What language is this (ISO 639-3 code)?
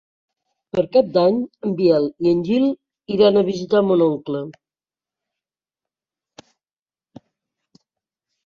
cat